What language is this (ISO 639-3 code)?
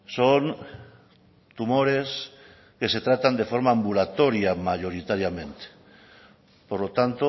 spa